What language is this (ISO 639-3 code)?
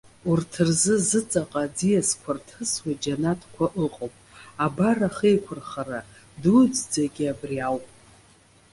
abk